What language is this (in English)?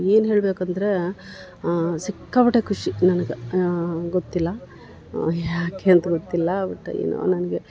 Kannada